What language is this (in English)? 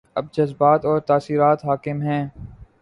Urdu